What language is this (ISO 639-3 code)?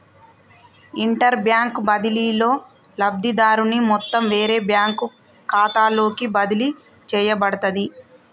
tel